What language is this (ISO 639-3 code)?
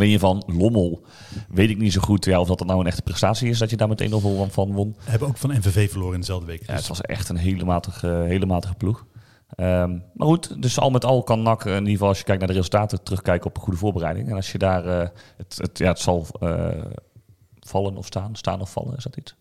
nld